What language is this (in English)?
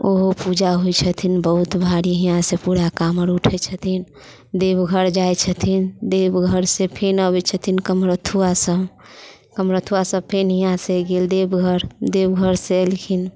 Maithili